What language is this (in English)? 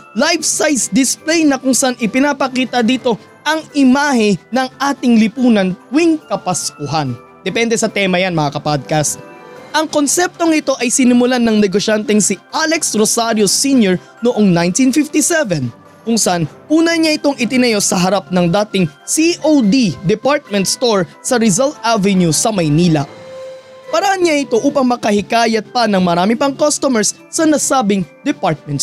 Filipino